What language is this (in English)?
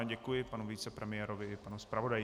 Czech